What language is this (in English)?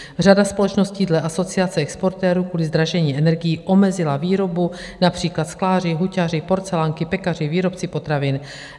Czech